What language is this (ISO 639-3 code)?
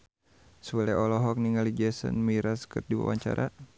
sun